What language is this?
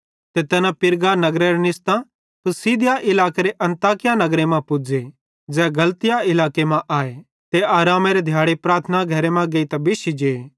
Bhadrawahi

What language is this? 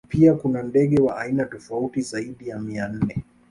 Swahili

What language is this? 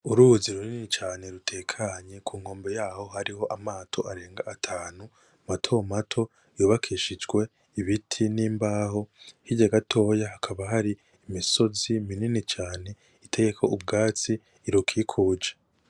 Rundi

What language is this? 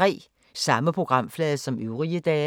Danish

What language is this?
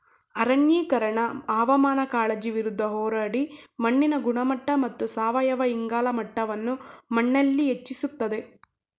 Kannada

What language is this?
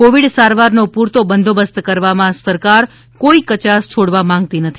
Gujarati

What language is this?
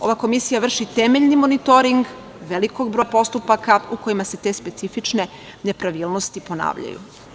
Serbian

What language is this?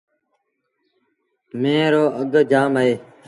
Sindhi Bhil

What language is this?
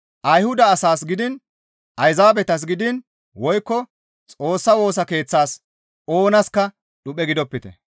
Gamo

